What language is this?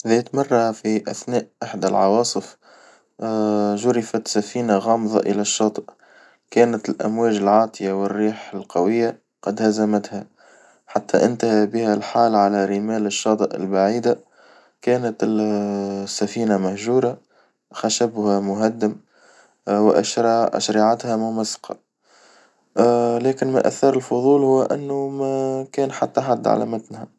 Tunisian Arabic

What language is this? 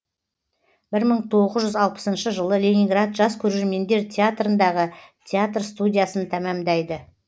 Kazakh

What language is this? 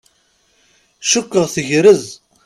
Kabyle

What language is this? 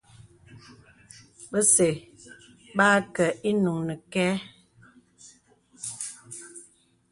Bebele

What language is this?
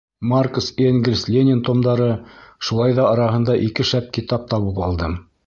Bashkir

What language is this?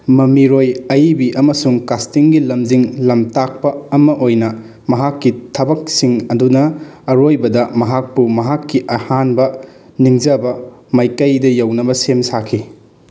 Manipuri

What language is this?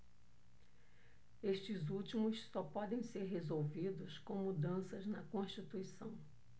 Portuguese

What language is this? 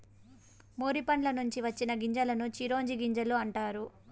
Telugu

